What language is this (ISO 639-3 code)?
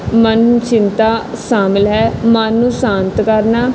pan